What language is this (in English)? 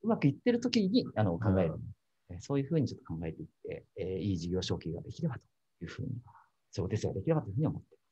Japanese